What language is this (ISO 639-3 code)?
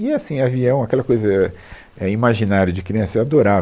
por